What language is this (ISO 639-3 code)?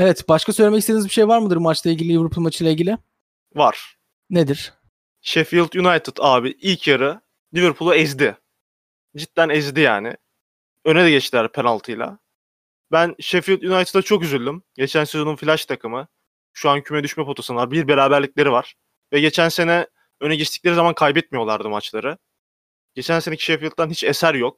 tur